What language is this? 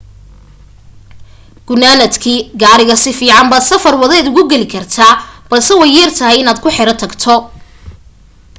Somali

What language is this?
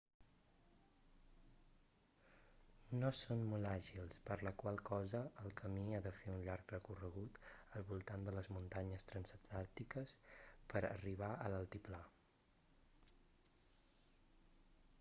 Catalan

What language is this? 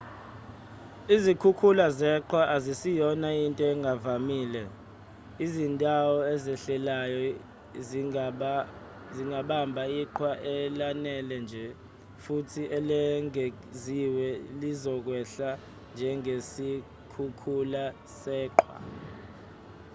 Zulu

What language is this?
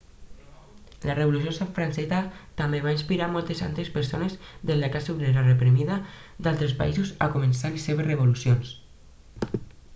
Catalan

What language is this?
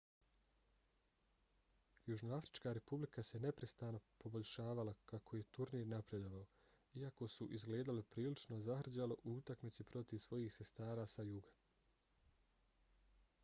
Bosnian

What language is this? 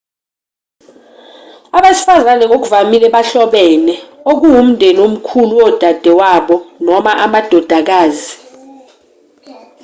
Zulu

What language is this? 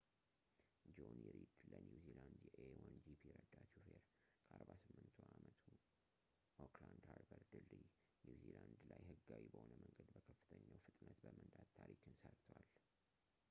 Amharic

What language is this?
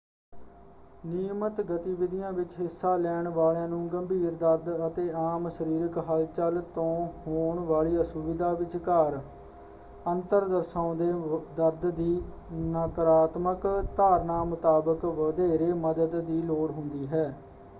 Punjabi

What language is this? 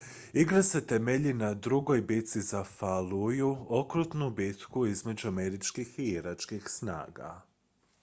Croatian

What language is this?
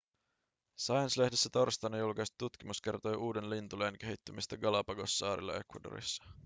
Finnish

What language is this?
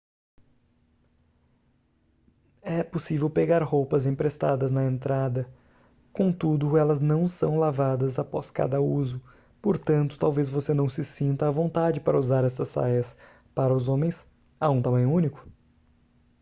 Portuguese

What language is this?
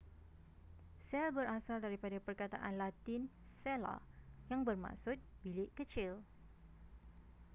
Malay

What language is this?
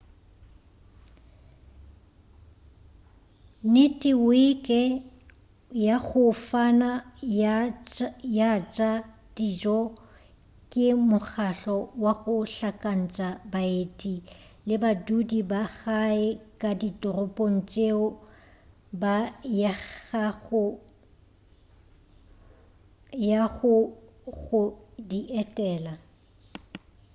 Northern Sotho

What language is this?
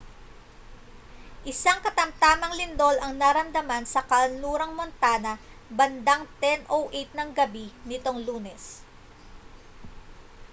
Filipino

